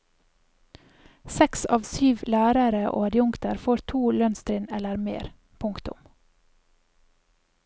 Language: Norwegian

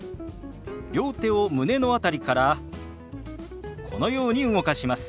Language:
Japanese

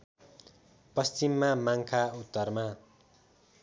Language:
Nepali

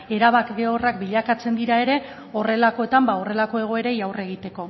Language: Basque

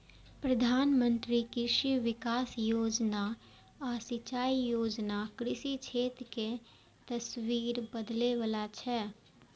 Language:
Maithili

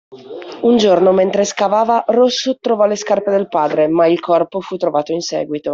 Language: Italian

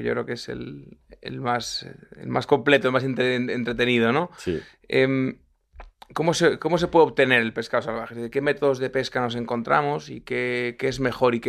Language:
Spanish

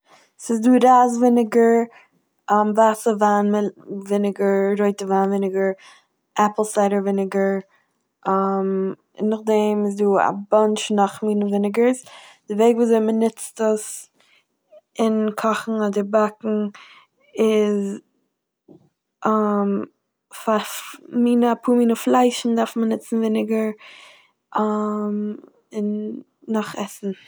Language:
Yiddish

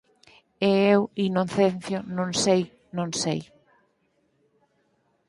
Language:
Galician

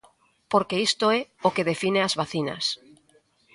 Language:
Galician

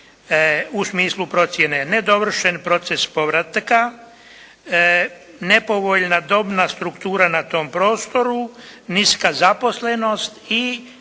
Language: Croatian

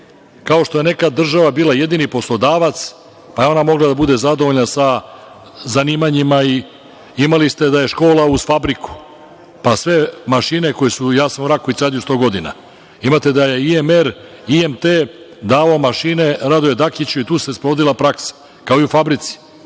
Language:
Serbian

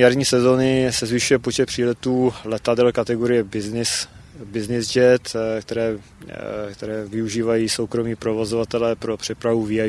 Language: Czech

